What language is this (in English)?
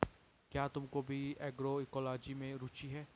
Hindi